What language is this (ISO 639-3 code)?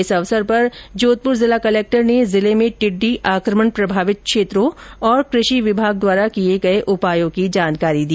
hin